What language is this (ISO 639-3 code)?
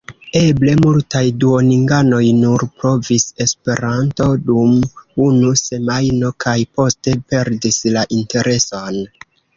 epo